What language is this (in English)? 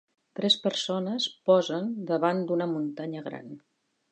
Catalan